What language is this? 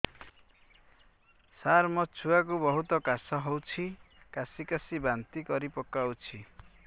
Odia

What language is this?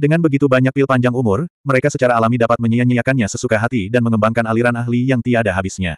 Indonesian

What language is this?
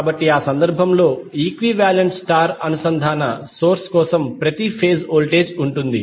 Telugu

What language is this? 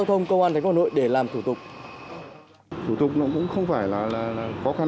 Vietnamese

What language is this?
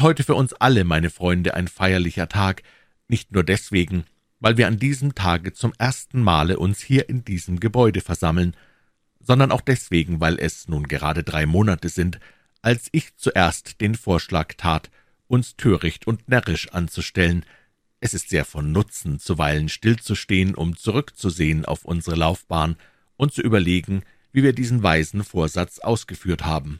German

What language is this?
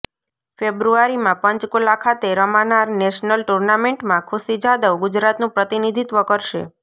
Gujarati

